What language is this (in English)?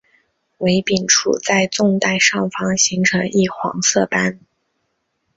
Chinese